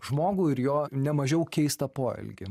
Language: Lithuanian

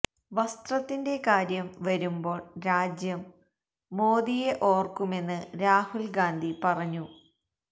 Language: Malayalam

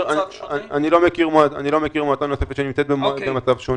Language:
Hebrew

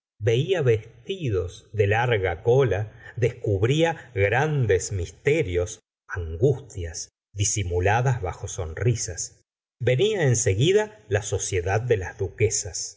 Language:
Spanish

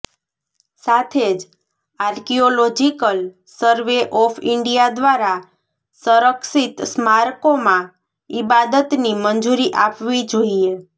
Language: Gujarati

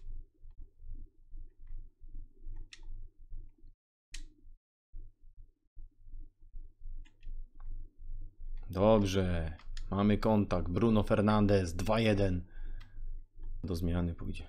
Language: Polish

